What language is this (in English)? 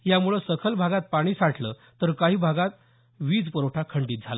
Marathi